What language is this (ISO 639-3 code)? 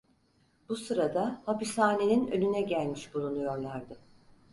tur